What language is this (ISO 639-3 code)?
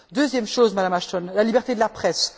fra